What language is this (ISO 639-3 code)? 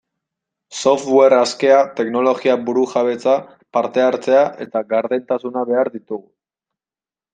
eus